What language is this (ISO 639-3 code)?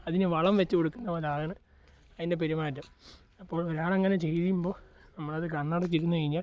mal